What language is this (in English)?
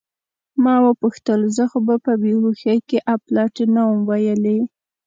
Pashto